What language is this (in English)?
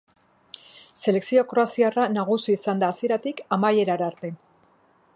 Basque